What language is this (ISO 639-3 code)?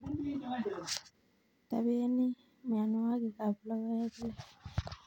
kln